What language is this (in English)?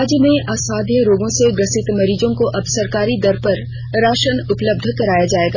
Hindi